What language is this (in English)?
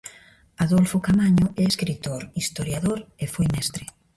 Galician